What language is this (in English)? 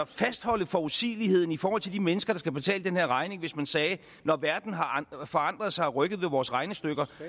Danish